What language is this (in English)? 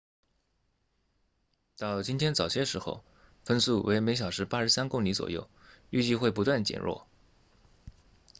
Chinese